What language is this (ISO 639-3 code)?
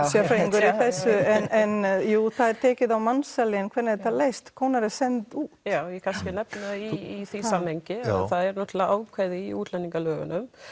isl